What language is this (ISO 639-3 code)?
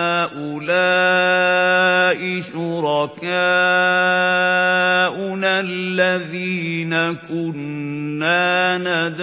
ara